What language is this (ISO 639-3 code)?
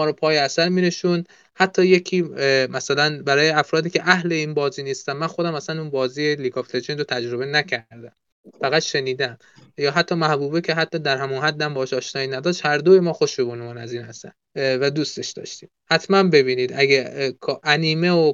fas